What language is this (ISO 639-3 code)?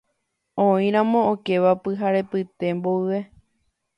grn